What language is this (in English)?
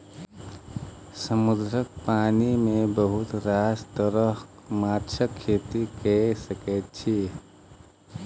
Maithili